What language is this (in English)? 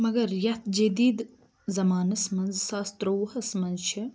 Kashmiri